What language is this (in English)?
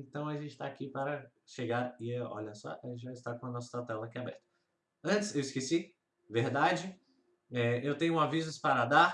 Portuguese